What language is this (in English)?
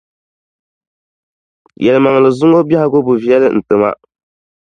Dagbani